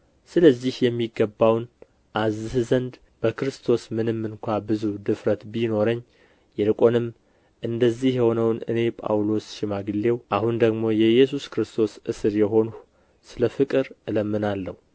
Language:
Amharic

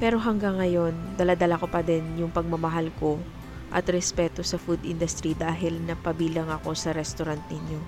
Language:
Filipino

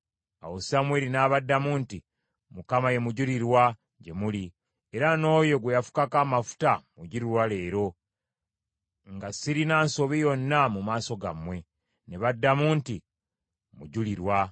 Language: Ganda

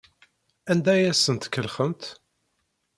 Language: Kabyle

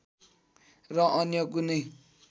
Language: Nepali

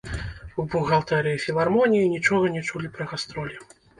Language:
Belarusian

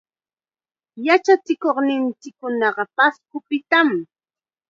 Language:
Chiquián Ancash Quechua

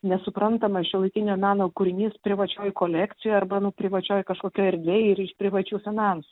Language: Lithuanian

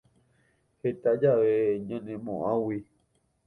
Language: Guarani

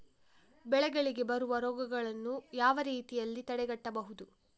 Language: Kannada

